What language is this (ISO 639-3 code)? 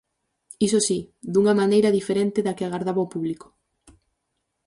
glg